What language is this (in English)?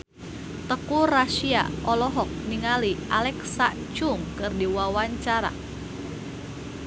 Sundanese